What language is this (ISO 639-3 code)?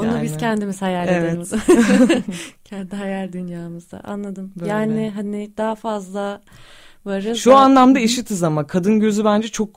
tur